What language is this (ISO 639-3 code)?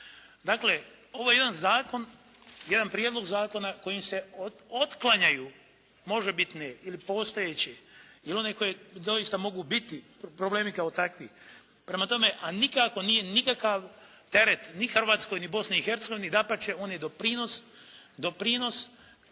hrv